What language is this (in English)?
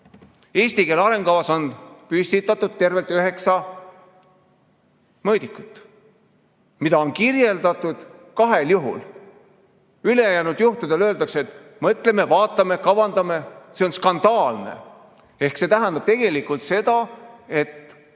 Estonian